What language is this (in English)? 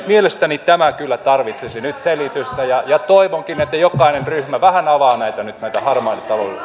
Finnish